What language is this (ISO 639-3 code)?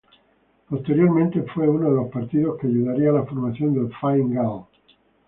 spa